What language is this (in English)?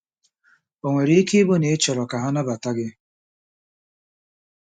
Igbo